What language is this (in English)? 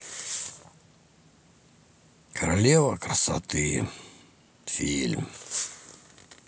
Russian